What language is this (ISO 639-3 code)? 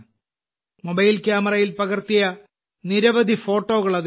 mal